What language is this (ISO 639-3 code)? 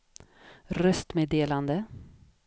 swe